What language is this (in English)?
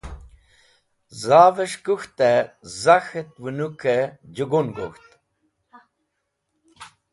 Wakhi